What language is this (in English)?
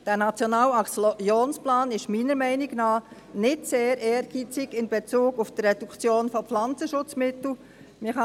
Swiss German